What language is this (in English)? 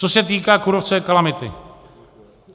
Czech